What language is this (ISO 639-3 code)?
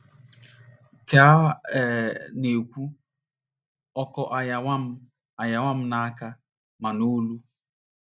ibo